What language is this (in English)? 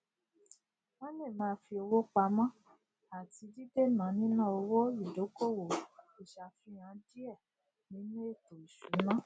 Yoruba